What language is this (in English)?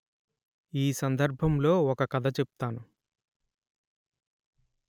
Telugu